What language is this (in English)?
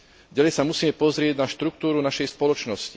Slovak